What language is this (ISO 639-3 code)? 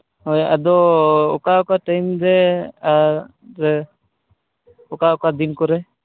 sat